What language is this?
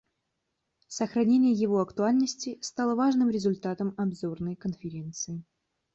Russian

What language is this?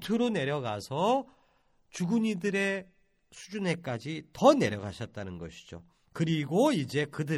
Korean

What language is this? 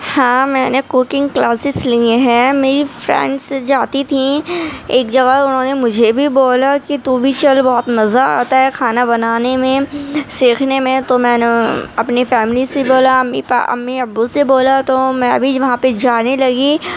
Urdu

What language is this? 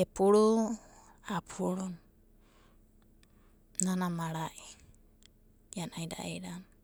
Abadi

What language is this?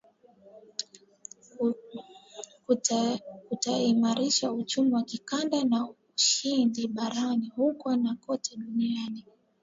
Swahili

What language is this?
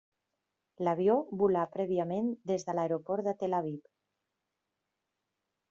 Catalan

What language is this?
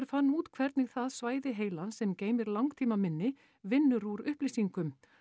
Icelandic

